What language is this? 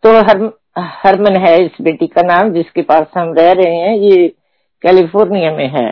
Hindi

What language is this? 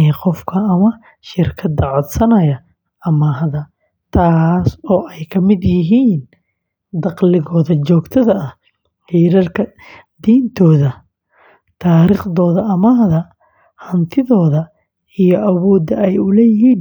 Somali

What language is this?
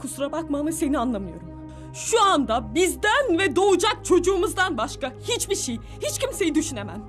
Turkish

